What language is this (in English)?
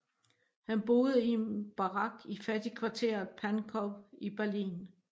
Danish